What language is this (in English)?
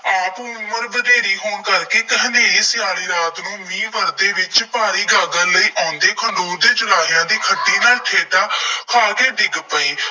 Punjabi